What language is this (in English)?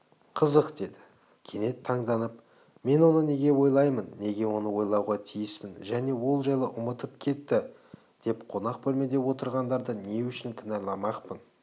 Kazakh